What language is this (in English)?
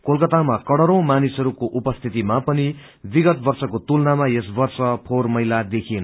Nepali